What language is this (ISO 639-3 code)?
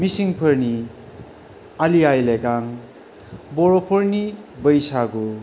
brx